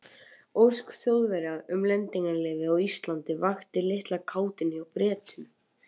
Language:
Icelandic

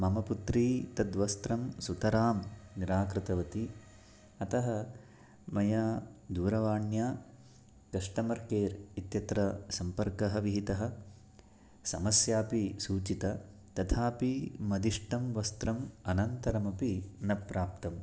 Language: Sanskrit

